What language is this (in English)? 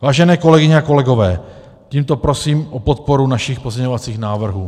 Czech